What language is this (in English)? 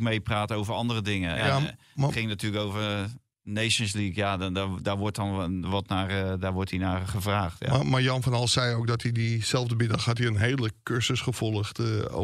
Dutch